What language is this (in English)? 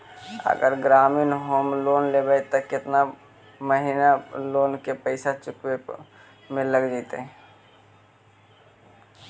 Magahi